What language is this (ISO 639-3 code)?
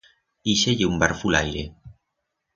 arg